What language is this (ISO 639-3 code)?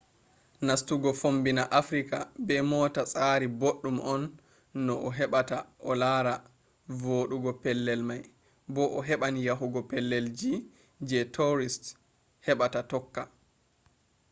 ful